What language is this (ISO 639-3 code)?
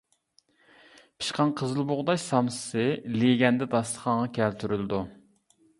uig